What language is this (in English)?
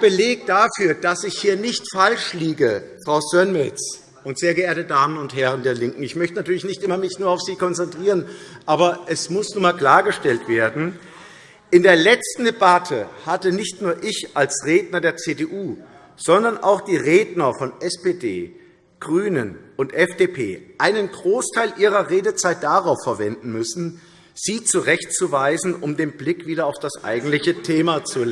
German